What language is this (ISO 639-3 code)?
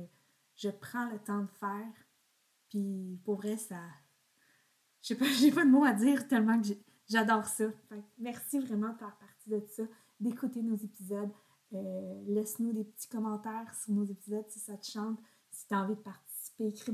fra